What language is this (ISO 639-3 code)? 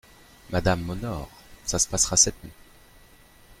fra